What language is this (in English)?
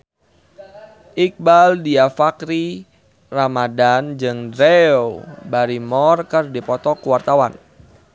Sundanese